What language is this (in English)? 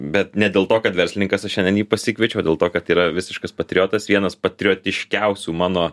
Lithuanian